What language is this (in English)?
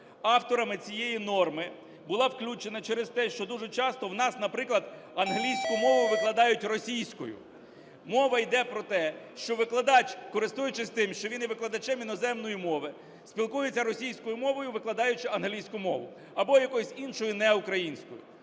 Ukrainian